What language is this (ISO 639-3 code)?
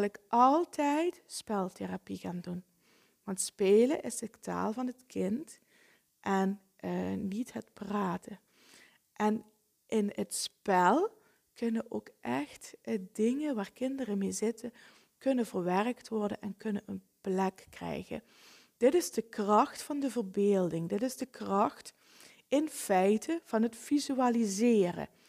nld